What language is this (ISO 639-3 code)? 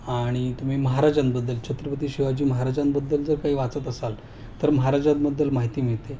mar